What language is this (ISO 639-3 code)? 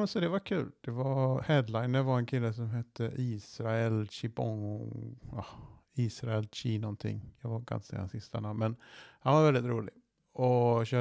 swe